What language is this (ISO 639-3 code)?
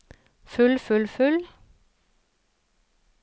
nor